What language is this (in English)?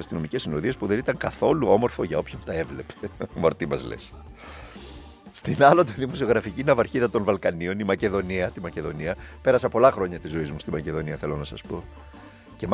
Greek